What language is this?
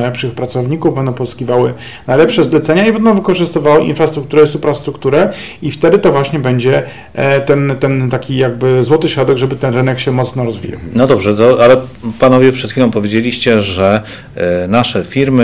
Polish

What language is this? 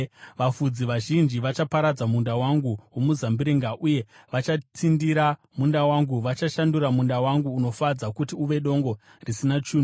Shona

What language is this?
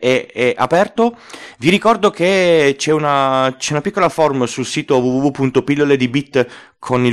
Italian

